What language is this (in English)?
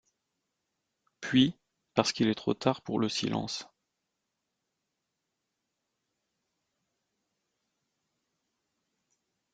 French